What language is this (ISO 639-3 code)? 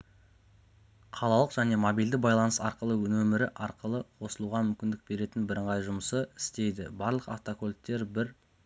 kaz